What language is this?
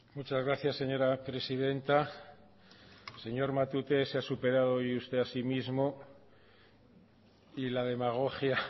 Spanish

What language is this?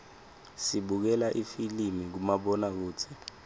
Swati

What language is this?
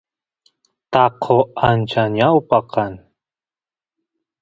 Santiago del Estero Quichua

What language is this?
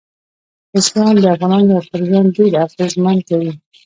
Pashto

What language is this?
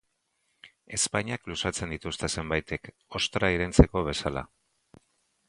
Basque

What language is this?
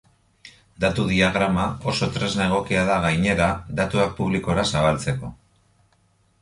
Basque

